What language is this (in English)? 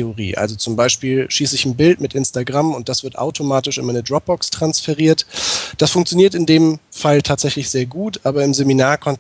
German